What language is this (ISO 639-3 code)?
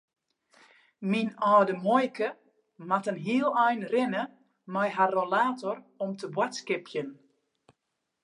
fry